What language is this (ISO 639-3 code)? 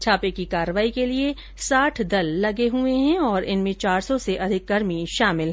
hin